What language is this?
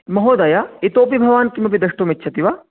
Sanskrit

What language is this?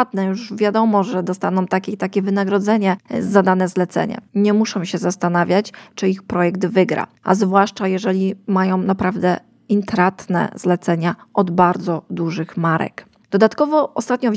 Polish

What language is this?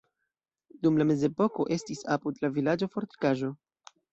Esperanto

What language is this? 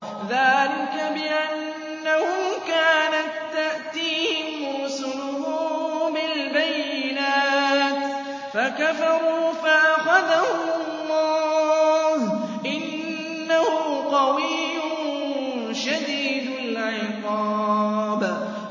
Arabic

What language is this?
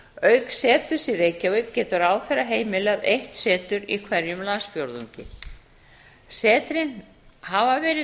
Icelandic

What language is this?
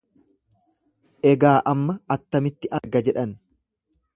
Oromo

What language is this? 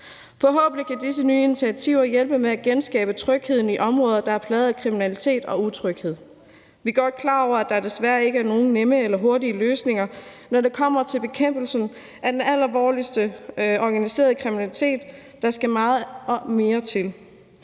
Danish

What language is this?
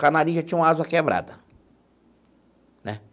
Portuguese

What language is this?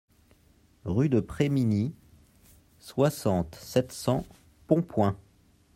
French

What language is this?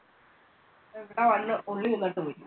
Malayalam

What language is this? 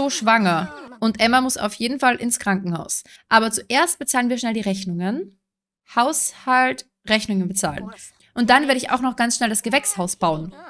German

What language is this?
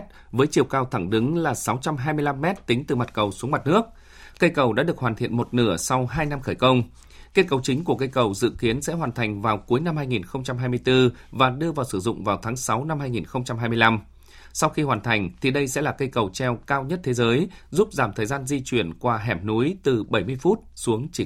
Vietnamese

